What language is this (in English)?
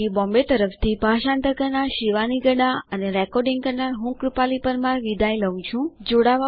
Gujarati